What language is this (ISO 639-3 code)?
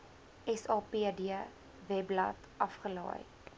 afr